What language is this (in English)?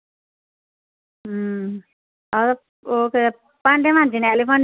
Dogri